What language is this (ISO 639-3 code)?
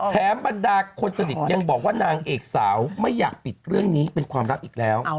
tha